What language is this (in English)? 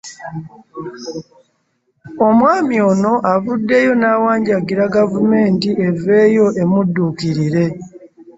Ganda